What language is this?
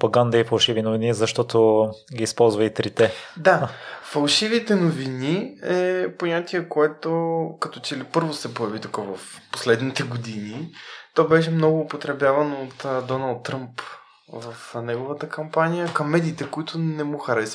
Bulgarian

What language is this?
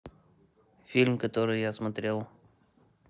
Russian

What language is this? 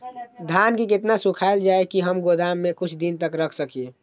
Maithili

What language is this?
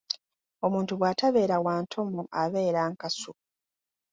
Ganda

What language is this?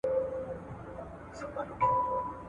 Pashto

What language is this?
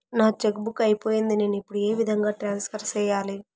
Telugu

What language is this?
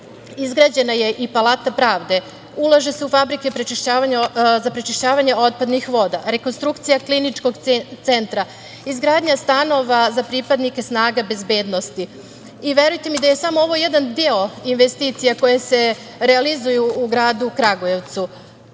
Serbian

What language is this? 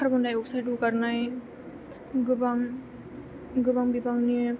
Bodo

